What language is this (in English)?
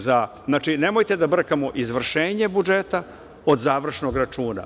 Serbian